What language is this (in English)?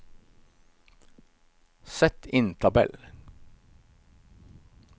Norwegian